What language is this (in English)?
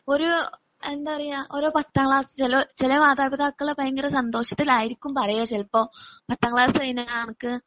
Malayalam